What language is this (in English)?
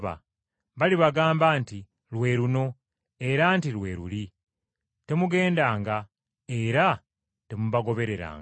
Ganda